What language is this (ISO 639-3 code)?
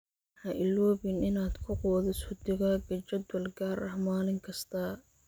som